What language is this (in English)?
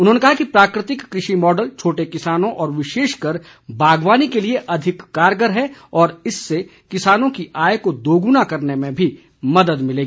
Hindi